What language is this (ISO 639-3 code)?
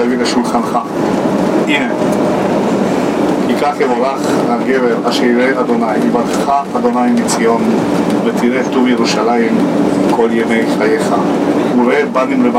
ron